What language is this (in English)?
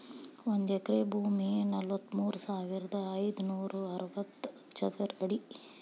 Kannada